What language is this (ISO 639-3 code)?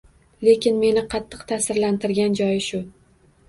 uzb